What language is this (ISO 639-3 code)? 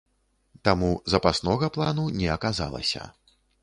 bel